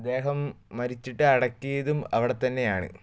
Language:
Malayalam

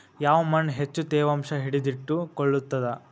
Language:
Kannada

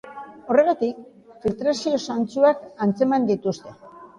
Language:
Basque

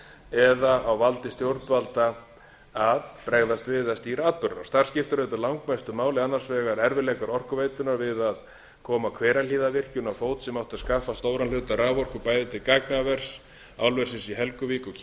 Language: Icelandic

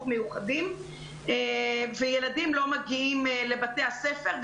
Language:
Hebrew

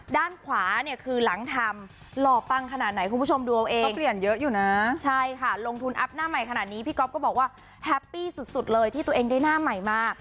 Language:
Thai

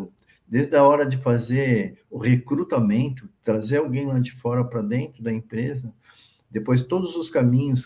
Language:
Portuguese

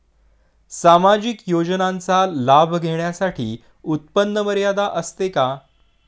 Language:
Marathi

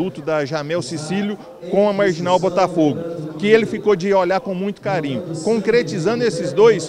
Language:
Portuguese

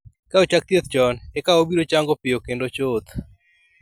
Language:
Luo (Kenya and Tanzania)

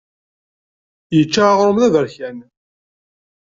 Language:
Kabyle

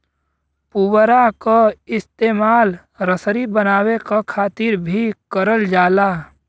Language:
Bhojpuri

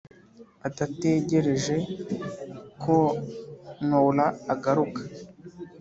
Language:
Kinyarwanda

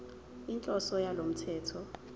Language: Zulu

